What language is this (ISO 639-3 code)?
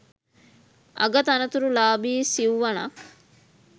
sin